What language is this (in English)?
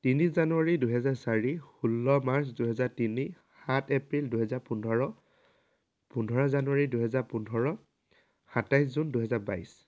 Assamese